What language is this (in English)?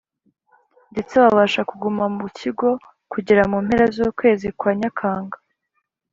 Kinyarwanda